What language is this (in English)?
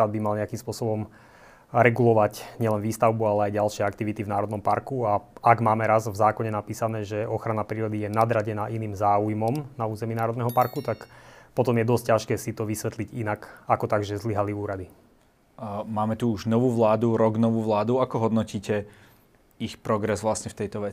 Slovak